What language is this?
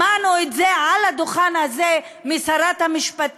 Hebrew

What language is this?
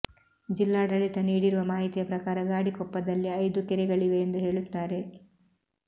Kannada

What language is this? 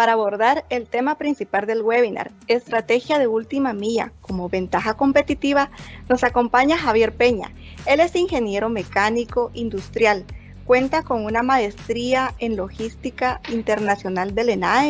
Spanish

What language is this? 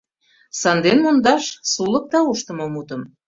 Mari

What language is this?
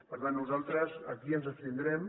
Catalan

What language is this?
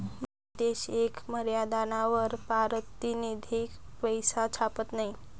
Marathi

